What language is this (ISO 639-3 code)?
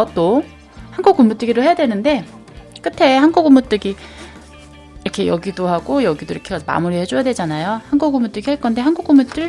kor